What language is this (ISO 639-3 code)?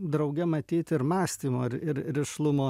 lit